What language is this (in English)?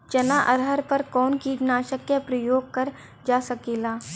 Bhojpuri